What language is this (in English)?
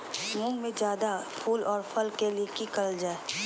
Magahi